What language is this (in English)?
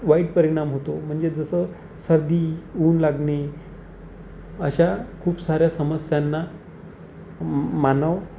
Marathi